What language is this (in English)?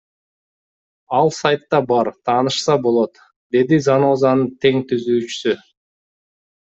Kyrgyz